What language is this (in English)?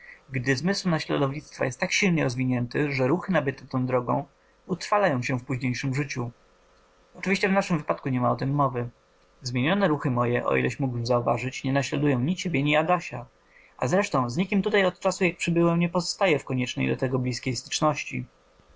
Polish